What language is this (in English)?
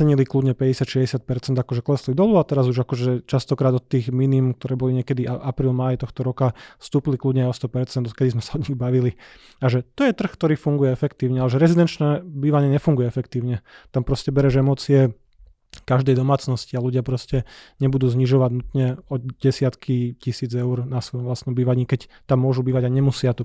Slovak